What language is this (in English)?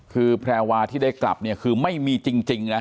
Thai